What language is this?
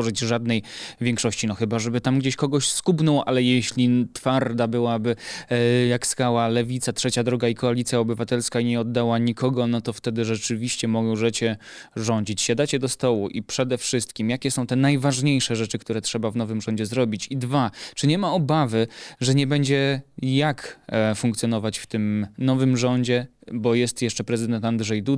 Polish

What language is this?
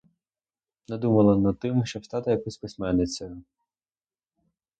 Ukrainian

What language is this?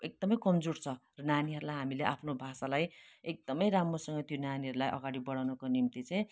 Nepali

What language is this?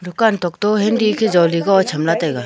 Wancho Naga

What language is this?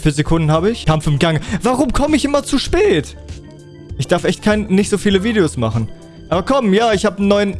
German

